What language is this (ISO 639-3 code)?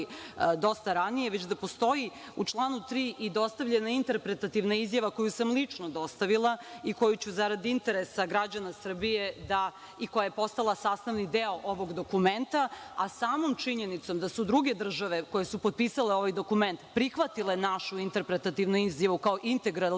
srp